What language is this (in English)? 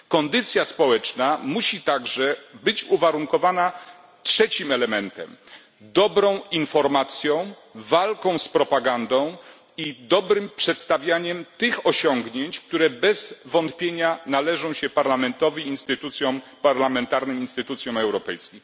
Polish